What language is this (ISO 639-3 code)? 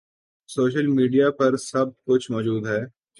urd